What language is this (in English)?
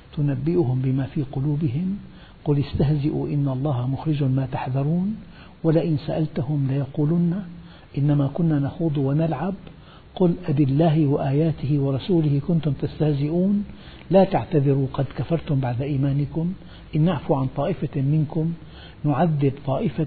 Arabic